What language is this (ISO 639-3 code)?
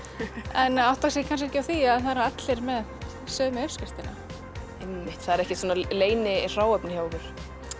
isl